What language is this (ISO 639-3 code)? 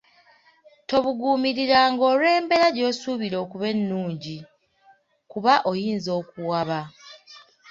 lug